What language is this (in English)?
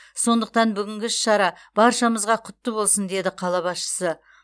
Kazakh